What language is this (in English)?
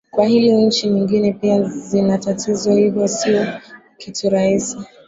Swahili